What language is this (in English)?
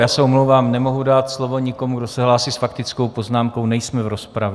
Czech